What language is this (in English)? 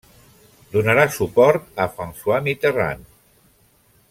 Catalan